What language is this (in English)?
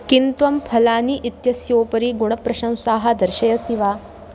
Sanskrit